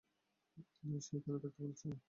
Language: Bangla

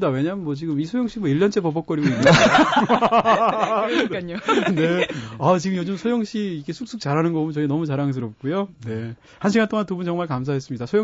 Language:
Korean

